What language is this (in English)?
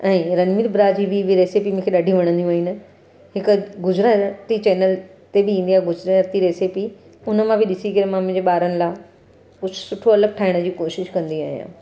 Sindhi